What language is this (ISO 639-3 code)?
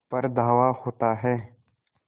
hin